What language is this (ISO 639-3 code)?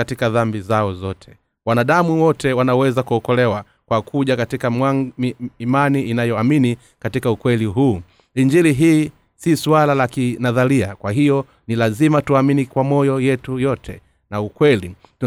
swa